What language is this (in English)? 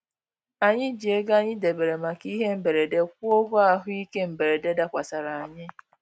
Igbo